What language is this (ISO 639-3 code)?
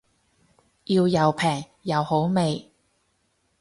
yue